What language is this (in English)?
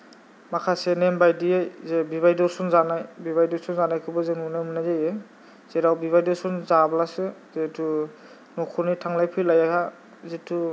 Bodo